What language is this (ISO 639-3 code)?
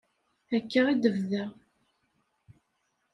kab